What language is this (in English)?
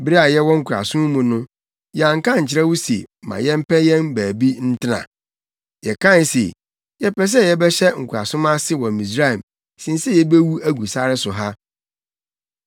Akan